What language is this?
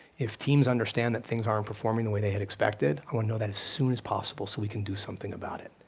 English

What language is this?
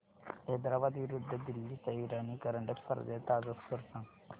Marathi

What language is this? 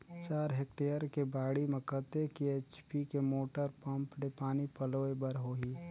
Chhattisgarhi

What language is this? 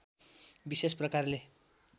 Nepali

